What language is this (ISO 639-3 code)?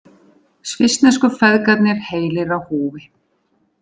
isl